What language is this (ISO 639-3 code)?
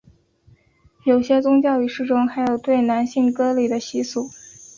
zho